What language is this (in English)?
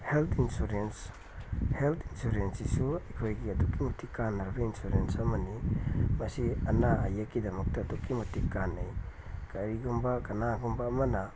Manipuri